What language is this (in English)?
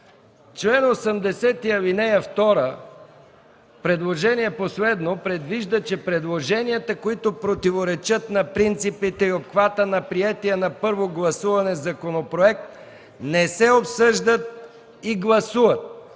Bulgarian